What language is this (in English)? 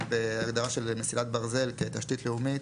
Hebrew